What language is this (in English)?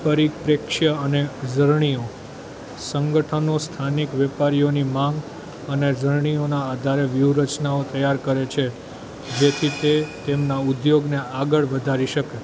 Gujarati